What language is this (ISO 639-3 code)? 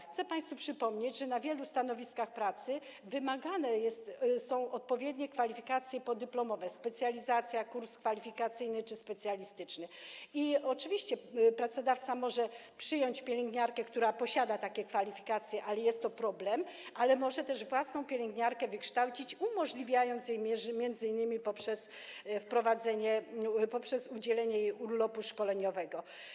pol